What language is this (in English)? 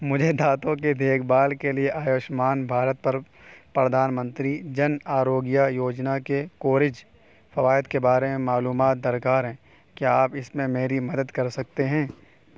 Urdu